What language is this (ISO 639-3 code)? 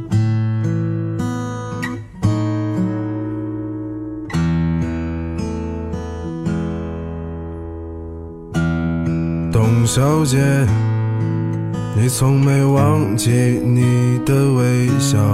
zho